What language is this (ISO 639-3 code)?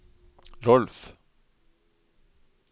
nor